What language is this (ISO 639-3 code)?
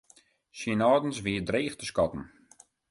fry